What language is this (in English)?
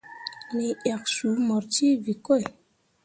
Mundang